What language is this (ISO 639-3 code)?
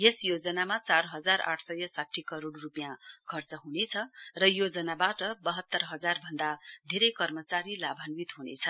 nep